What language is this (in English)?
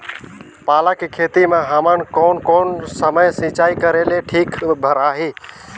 Chhattisgarhi